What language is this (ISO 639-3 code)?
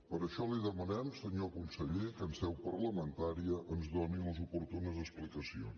cat